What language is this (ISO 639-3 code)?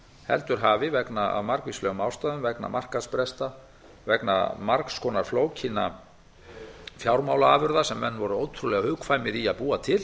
isl